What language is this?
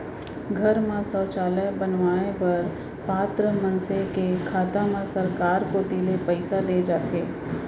Chhattisgarhi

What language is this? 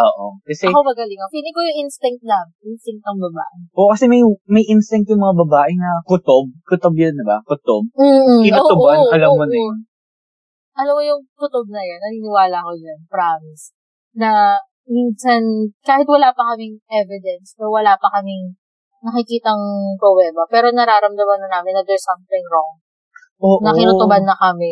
Filipino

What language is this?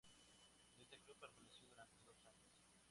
Spanish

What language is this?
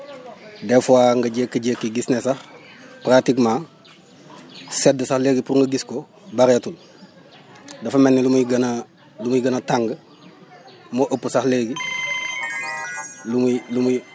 Wolof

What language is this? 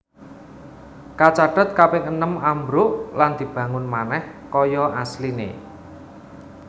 Javanese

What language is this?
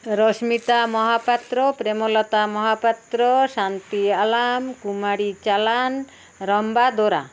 Odia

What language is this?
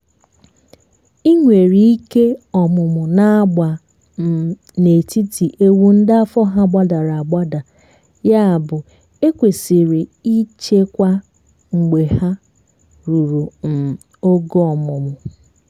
Igbo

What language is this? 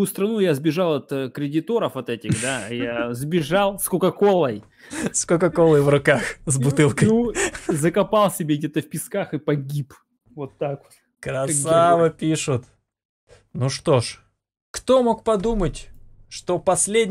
Russian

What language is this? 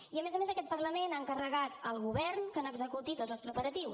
Catalan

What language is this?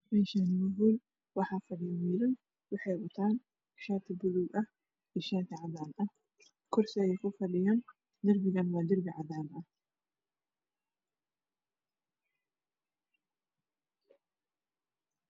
Somali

